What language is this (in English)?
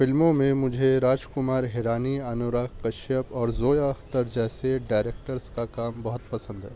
Urdu